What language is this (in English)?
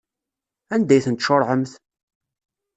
Kabyle